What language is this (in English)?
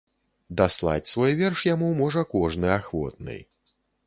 Belarusian